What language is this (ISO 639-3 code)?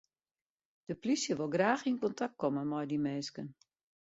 fry